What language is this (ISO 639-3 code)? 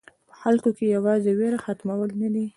pus